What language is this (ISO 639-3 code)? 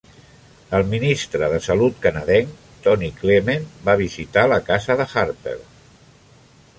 cat